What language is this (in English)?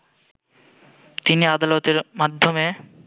Bangla